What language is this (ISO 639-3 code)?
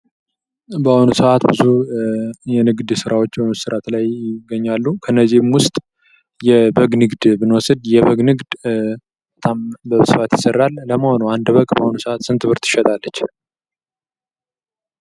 amh